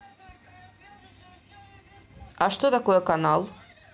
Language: Russian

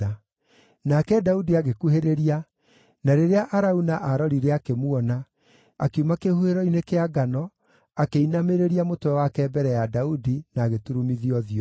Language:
Kikuyu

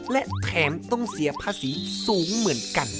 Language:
Thai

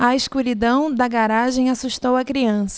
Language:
Portuguese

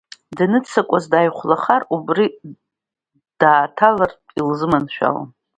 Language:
Abkhazian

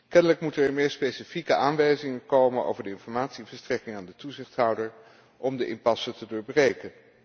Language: Dutch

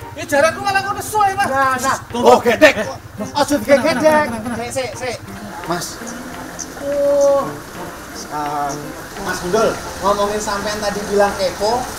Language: Indonesian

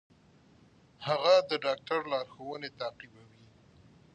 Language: Pashto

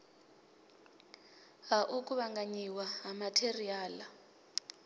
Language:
Venda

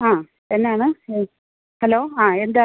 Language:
Malayalam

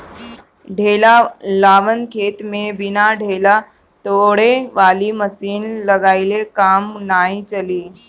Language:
Bhojpuri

